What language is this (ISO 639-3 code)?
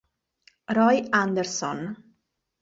ita